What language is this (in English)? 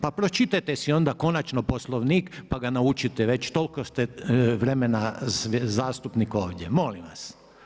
Croatian